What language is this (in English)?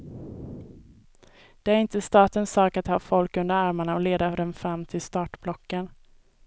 Swedish